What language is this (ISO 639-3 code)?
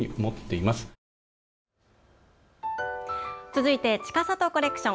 jpn